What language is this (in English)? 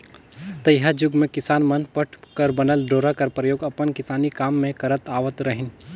Chhattisgarhi